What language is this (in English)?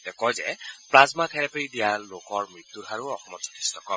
Assamese